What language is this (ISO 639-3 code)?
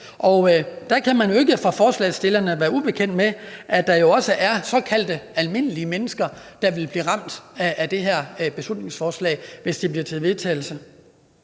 dan